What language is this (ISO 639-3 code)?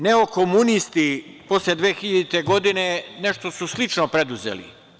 srp